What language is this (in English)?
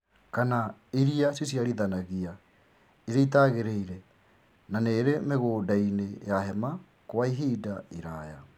Kikuyu